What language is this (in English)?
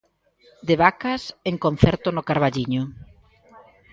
Galician